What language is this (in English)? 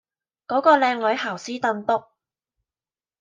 Cantonese